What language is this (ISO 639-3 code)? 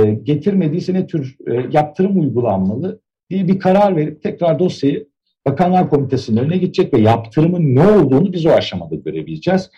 tur